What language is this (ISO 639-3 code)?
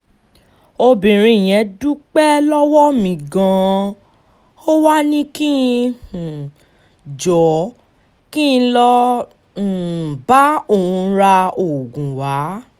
yor